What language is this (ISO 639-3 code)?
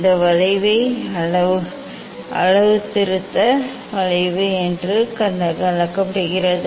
tam